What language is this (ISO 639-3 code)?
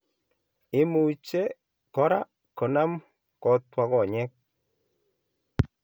kln